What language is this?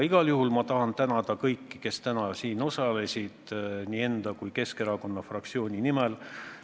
Estonian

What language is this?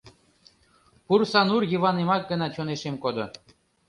Mari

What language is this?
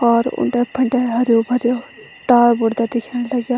Garhwali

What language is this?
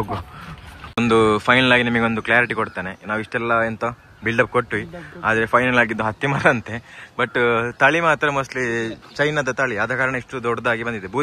Kannada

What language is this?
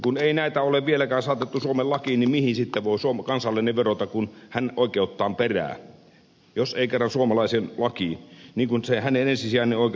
Finnish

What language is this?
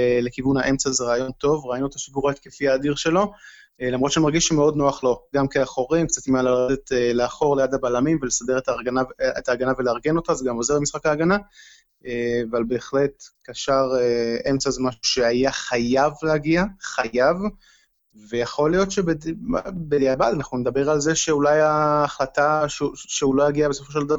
Hebrew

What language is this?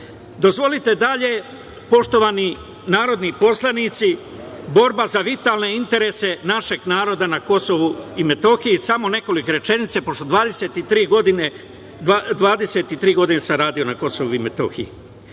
Serbian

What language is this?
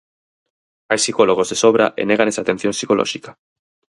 Galician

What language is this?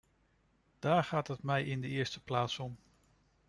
Dutch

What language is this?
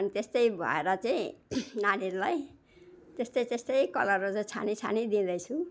Nepali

